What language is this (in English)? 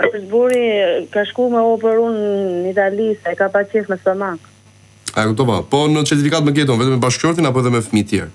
Romanian